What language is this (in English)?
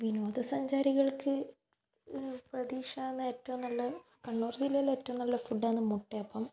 Malayalam